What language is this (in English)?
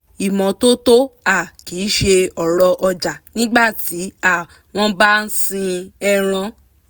Yoruba